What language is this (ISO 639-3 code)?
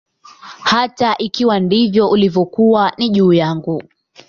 swa